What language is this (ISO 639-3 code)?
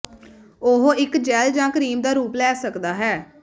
pan